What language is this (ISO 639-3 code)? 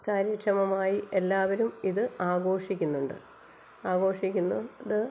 mal